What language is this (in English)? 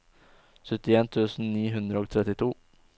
Norwegian